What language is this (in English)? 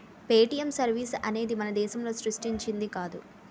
Telugu